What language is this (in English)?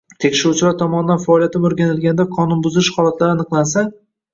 Uzbek